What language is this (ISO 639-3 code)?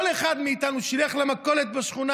heb